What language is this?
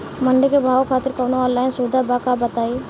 Bhojpuri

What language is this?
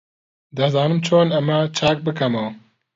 Central Kurdish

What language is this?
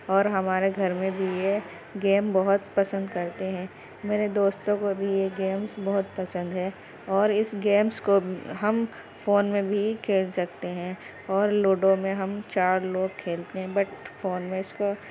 Urdu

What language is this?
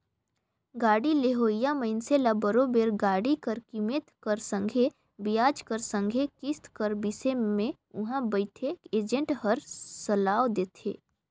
Chhattisgarhi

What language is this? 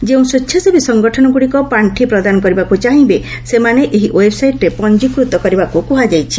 Odia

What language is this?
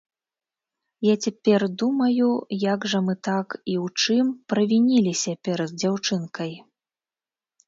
Belarusian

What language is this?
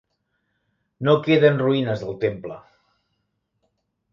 Catalan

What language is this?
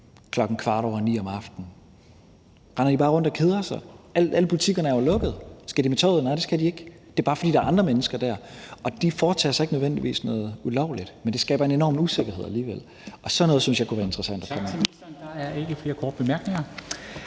Danish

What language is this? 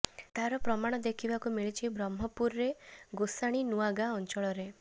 Odia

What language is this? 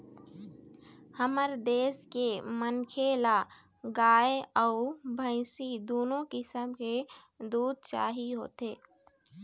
Chhattisgarhi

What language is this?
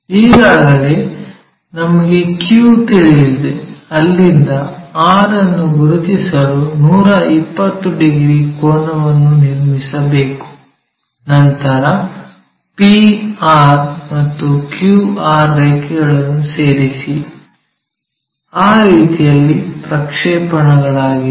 Kannada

